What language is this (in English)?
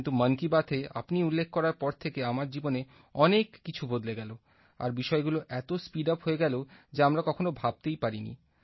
Bangla